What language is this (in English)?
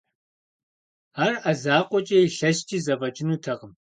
Kabardian